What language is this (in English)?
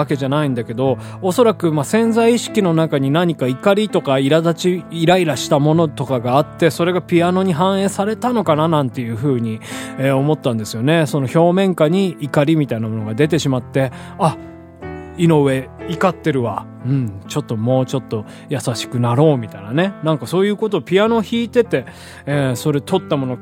Japanese